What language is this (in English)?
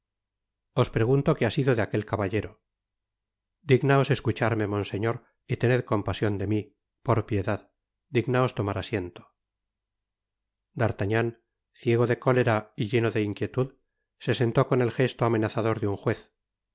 Spanish